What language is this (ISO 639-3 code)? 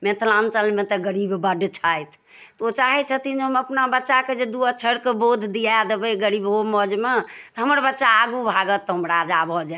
mai